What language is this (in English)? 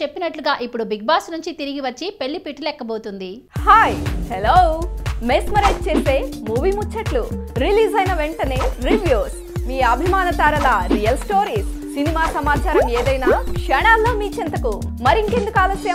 Hindi